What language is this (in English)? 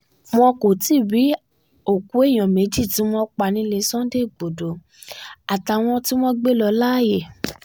Yoruba